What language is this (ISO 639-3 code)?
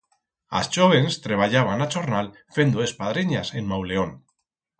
arg